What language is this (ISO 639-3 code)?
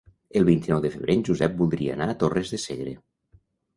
cat